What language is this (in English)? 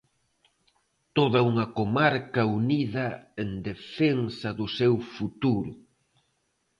Galician